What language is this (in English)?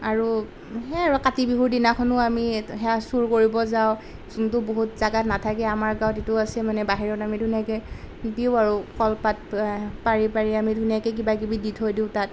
Assamese